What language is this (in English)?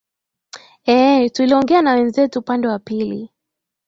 Swahili